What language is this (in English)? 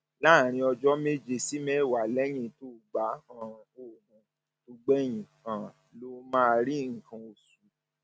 Yoruba